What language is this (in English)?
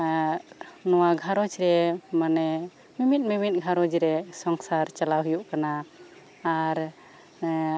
Santali